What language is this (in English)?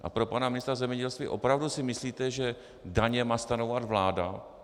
Czech